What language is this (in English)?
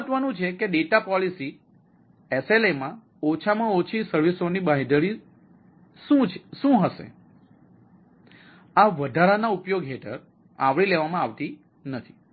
Gujarati